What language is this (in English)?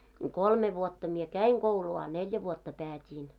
Finnish